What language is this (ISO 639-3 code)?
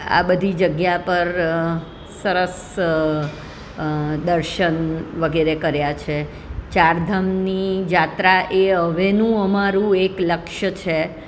guj